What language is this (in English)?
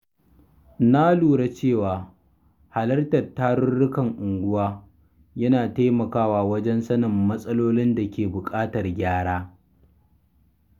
Hausa